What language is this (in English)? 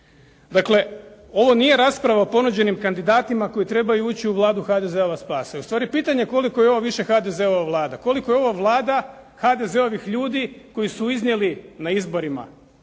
Croatian